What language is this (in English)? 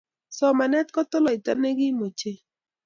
Kalenjin